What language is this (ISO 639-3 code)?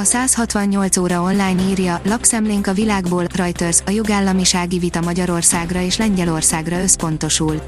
hun